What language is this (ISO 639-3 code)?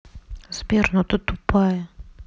rus